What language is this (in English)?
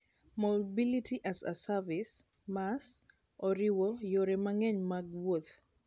Luo (Kenya and Tanzania)